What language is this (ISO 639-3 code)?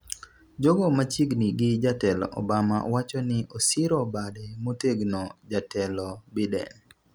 luo